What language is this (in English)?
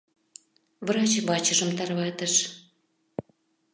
Mari